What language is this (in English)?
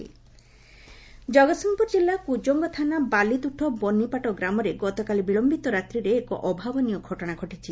Odia